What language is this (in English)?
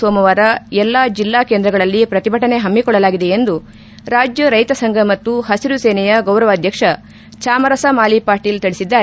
Kannada